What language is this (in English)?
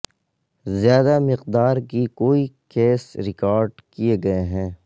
Urdu